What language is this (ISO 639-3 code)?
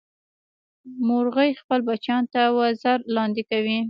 pus